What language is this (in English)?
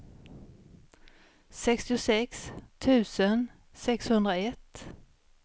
Swedish